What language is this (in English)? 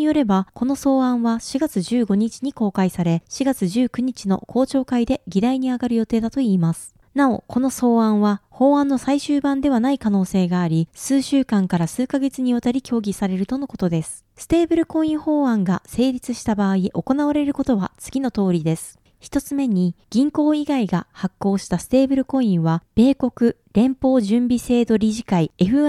Japanese